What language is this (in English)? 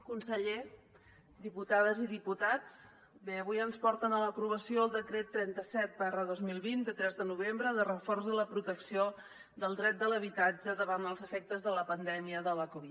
Catalan